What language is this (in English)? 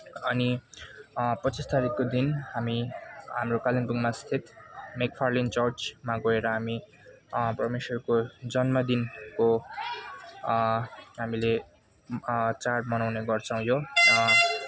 Nepali